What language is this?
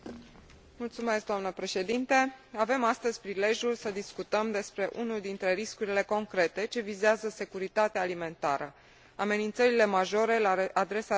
Romanian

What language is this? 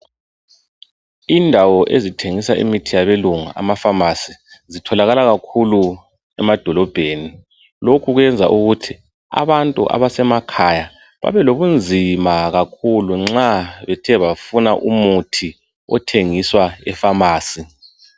North Ndebele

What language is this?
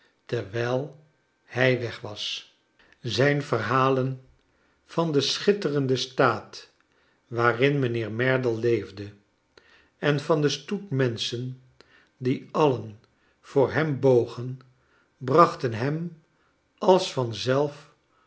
Dutch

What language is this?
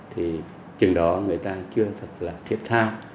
Vietnamese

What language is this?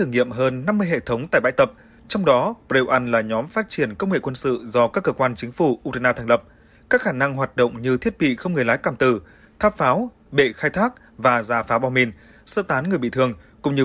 Vietnamese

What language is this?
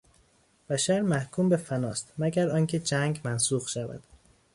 Persian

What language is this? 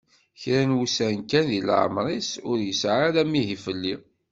Kabyle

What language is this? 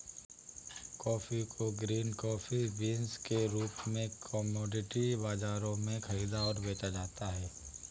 Hindi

